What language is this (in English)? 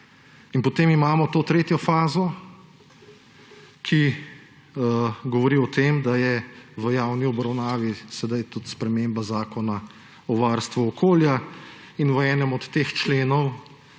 Slovenian